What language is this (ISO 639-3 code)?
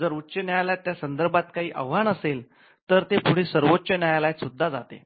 mar